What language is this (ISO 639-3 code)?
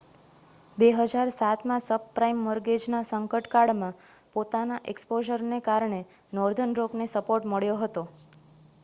guj